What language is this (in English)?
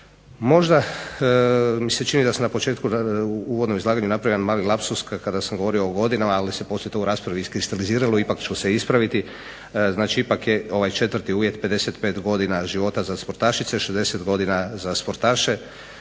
Croatian